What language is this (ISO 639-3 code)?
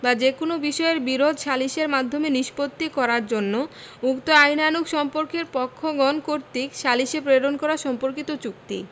ben